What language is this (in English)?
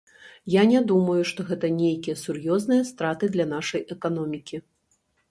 Belarusian